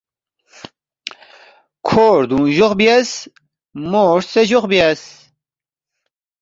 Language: Balti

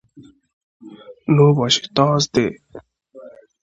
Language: Igbo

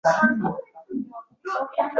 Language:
Uzbek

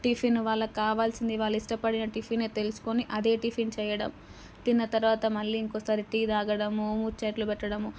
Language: Telugu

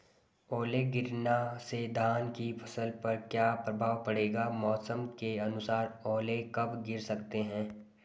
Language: Hindi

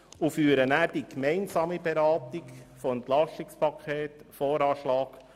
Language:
Swiss German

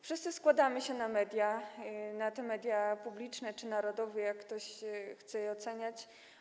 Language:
Polish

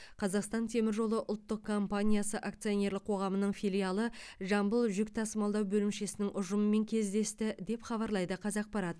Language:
Kazakh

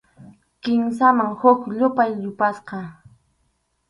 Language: Arequipa-La Unión Quechua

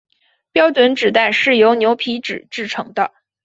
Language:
Chinese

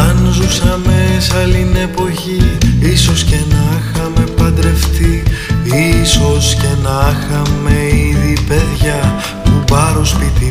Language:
Greek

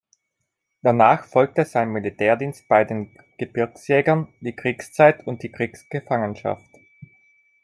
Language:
German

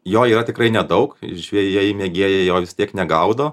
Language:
Lithuanian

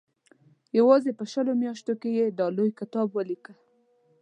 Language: Pashto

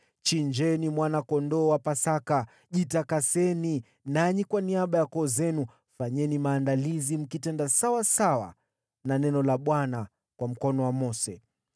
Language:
Swahili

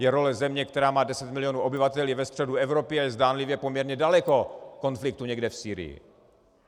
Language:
Czech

